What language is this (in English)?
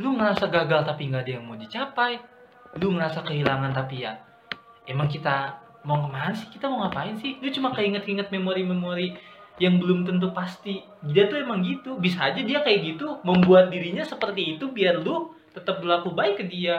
Indonesian